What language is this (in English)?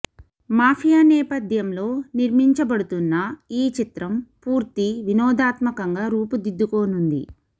Telugu